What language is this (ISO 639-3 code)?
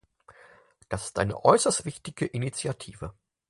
deu